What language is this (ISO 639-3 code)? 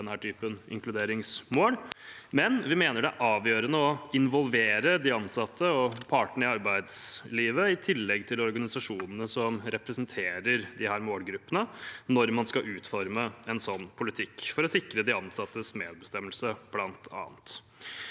nor